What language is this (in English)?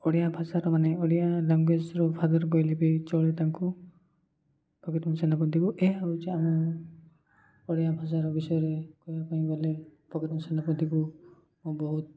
Odia